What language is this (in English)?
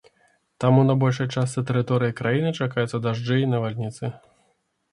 Belarusian